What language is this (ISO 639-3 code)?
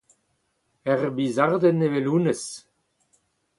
bre